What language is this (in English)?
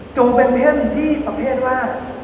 Thai